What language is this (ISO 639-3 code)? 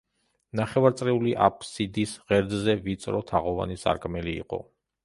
kat